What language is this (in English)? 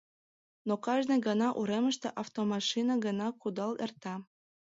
Mari